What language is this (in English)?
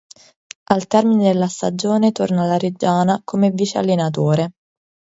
Italian